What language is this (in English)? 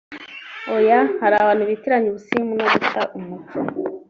Kinyarwanda